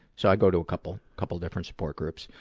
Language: English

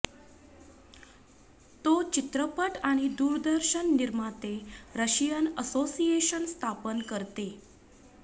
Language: Marathi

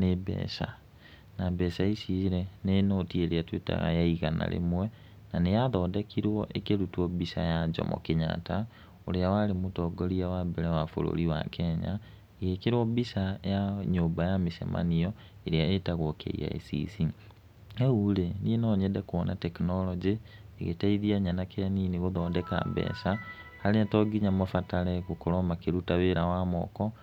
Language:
Kikuyu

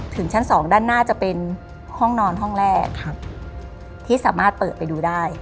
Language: Thai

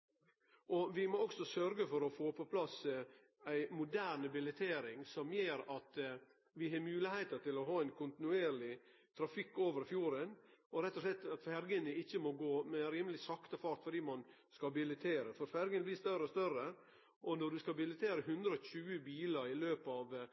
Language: Norwegian Nynorsk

